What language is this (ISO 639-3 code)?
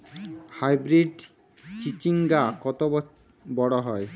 ben